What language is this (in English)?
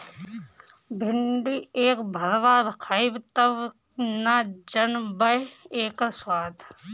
Bhojpuri